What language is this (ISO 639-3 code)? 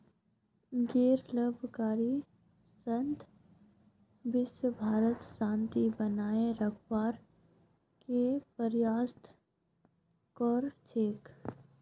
mag